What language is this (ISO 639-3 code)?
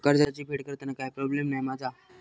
mar